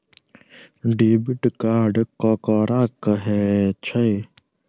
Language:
Maithili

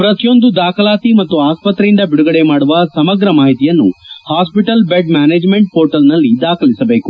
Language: Kannada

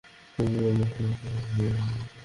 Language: Bangla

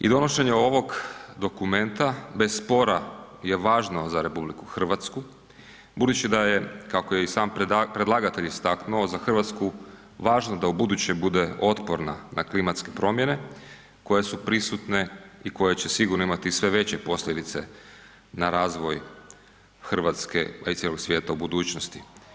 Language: Croatian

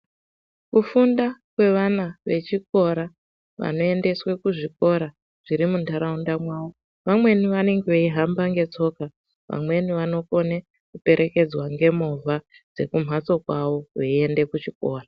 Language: Ndau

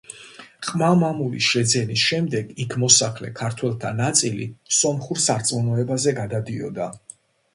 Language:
Georgian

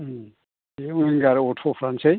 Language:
Bodo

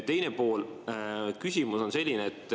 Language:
Estonian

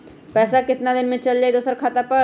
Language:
Magahi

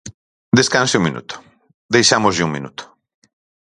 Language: Galician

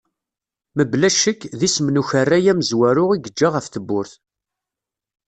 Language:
Kabyle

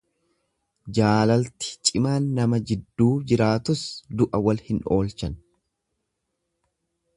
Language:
Oromo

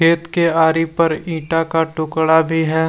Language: Hindi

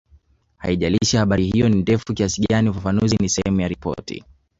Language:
Swahili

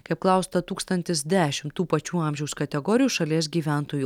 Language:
Lithuanian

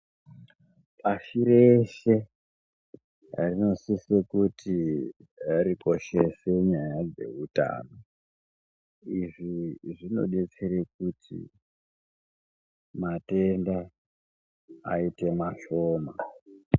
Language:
Ndau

